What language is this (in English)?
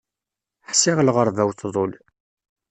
Kabyle